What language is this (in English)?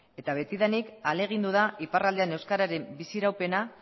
Basque